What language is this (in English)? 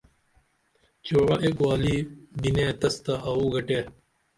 Dameli